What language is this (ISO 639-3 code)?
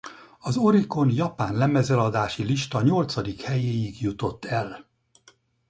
hun